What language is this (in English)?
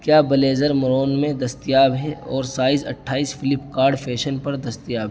Urdu